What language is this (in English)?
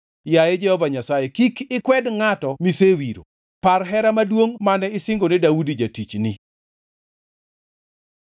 Luo (Kenya and Tanzania)